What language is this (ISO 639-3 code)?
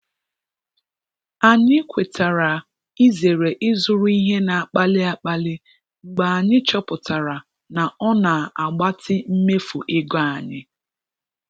ibo